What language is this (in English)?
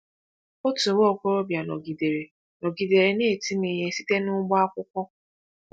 Igbo